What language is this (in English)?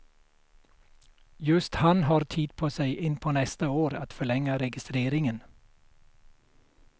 Swedish